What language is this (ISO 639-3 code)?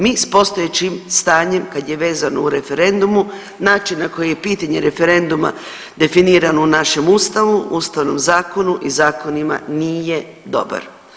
hrv